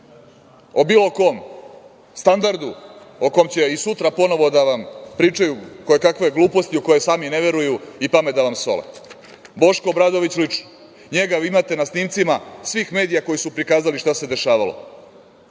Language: Serbian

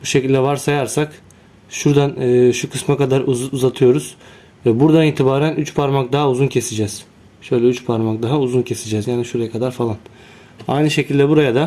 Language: Turkish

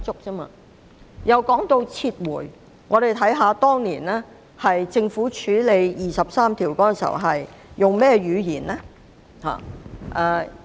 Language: Cantonese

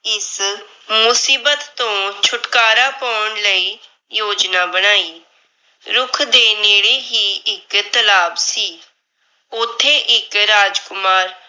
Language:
Punjabi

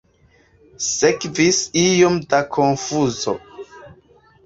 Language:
Esperanto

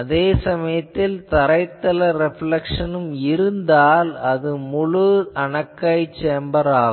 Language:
Tamil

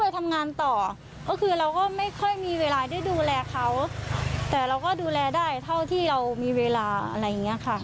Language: Thai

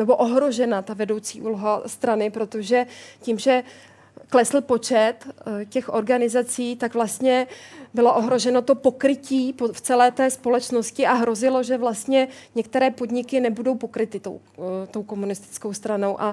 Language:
Czech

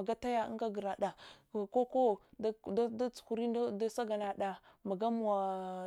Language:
Hwana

